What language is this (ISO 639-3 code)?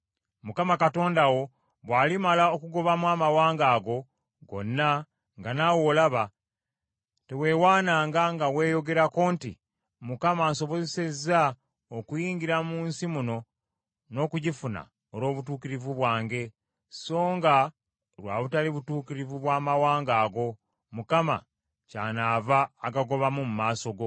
lug